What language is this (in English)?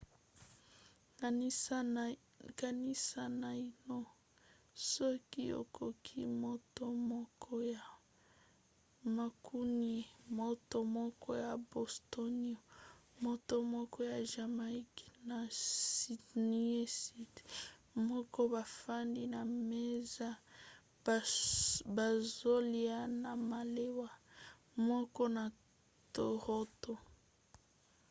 Lingala